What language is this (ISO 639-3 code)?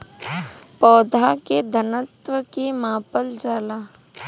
bho